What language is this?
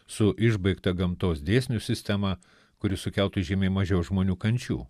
Lithuanian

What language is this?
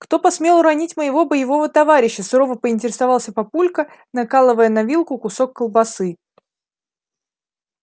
Russian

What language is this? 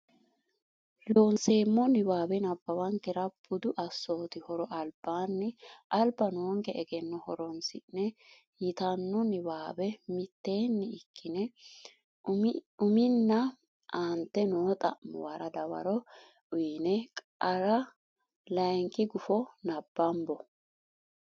Sidamo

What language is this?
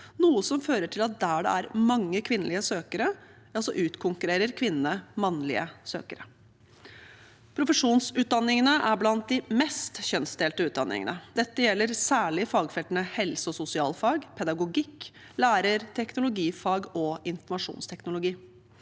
Norwegian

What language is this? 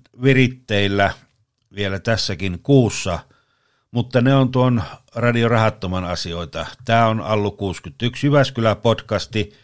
Finnish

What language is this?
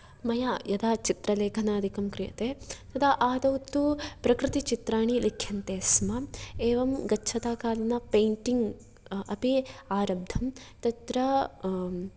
Sanskrit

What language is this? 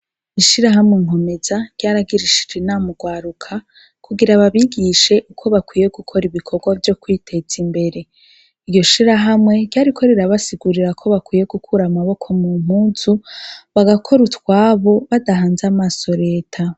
Rundi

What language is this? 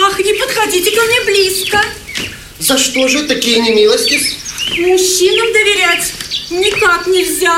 Russian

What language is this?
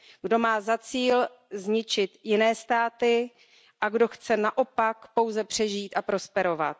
Czech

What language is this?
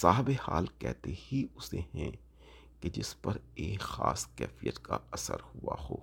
Urdu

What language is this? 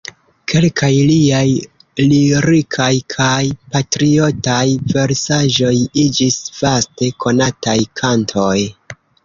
Esperanto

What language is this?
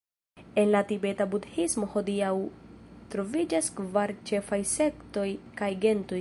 Esperanto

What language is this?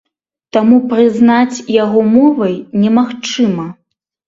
Belarusian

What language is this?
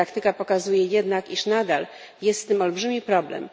Polish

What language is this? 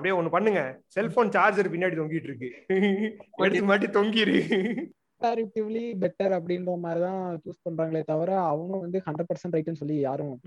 Tamil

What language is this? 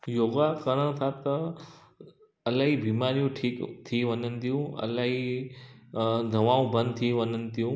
Sindhi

